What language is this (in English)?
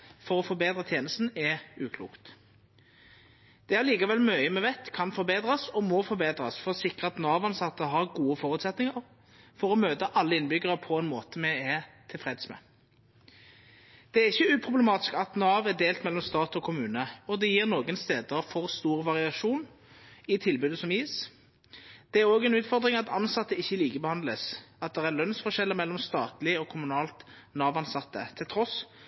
Norwegian Nynorsk